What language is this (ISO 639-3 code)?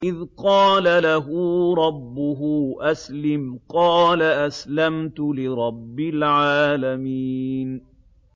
ara